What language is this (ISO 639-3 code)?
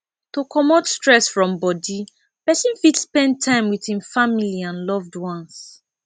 pcm